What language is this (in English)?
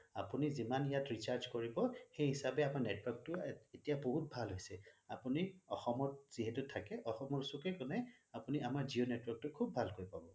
Assamese